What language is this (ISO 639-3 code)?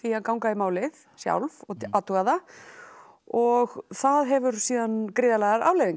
isl